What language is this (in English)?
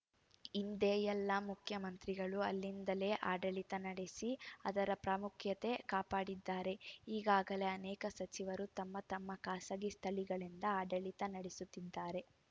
Kannada